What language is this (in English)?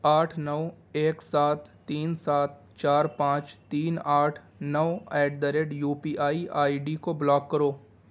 Urdu